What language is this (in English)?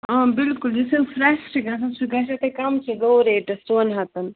Kashmiri